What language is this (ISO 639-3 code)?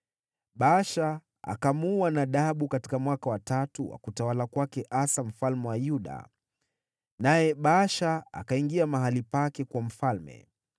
swa